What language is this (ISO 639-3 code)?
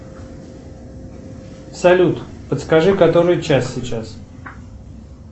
rus